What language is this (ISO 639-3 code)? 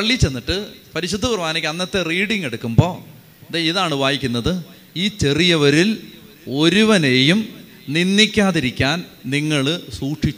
mal